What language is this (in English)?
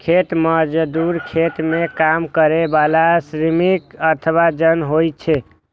Maithili